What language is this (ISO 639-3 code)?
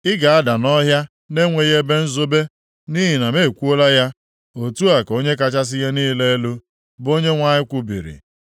ibo